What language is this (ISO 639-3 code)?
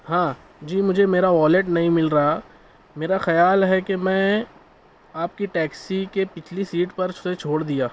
urd